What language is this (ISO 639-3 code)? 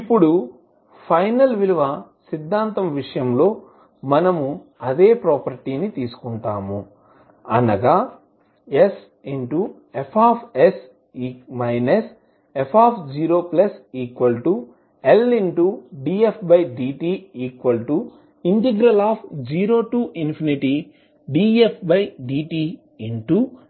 tel